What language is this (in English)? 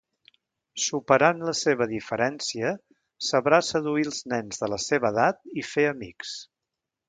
Catalan